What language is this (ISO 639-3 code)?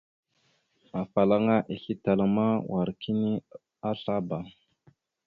mxu